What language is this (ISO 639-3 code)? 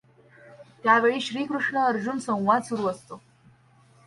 mar